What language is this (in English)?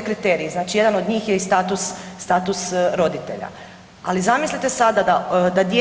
Croatian